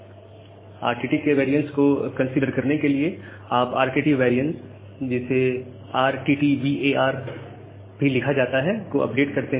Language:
Hindi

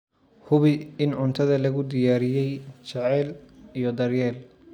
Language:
Somali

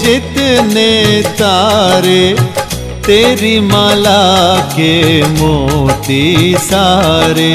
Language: Hindi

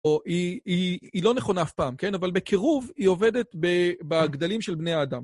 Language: Hebrew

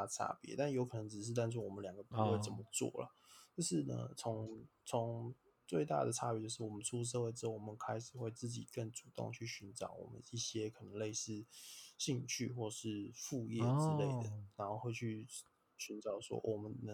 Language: Chinese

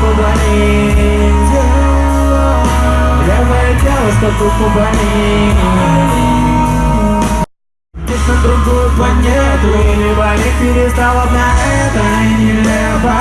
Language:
Russian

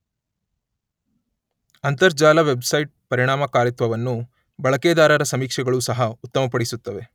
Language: Kannada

